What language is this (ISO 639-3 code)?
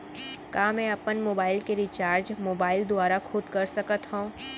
hne